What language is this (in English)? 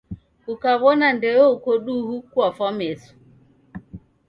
Taita